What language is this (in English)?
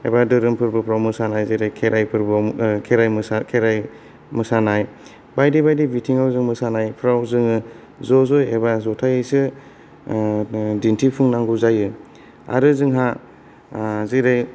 Bodo